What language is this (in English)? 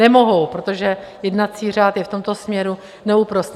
Czech